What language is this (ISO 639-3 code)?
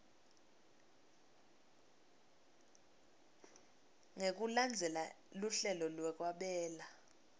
ssw